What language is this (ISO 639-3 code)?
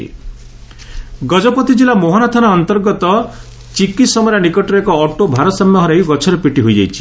ori